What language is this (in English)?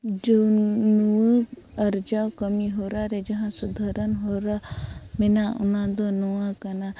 Santali